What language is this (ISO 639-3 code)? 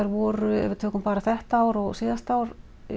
isl